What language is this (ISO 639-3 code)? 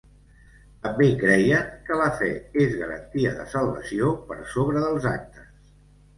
cat